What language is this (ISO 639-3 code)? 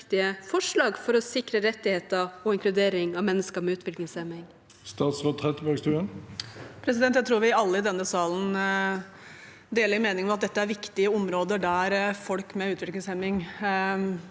nor